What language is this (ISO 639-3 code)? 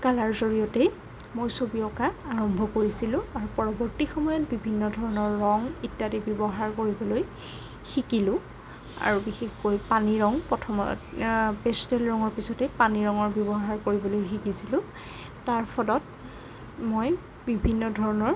asm